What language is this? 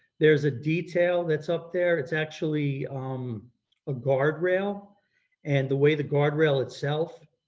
English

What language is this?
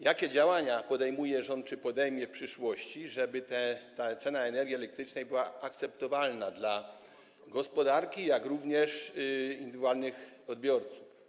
Polish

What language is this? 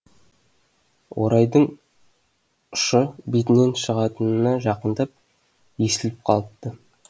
Kazakh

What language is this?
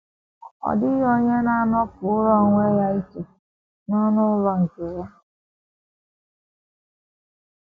Igbo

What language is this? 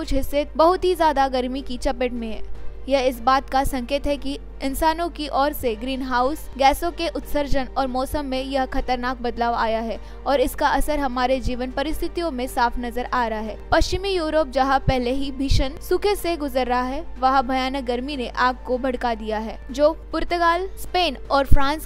Hindi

